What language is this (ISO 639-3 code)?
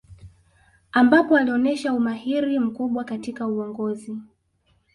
swa